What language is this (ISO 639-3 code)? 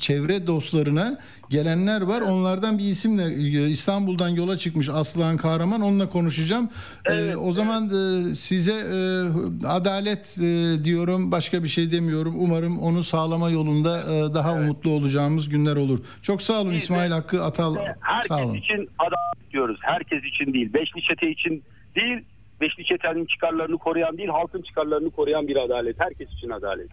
tur